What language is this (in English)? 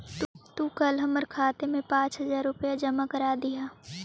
Magahi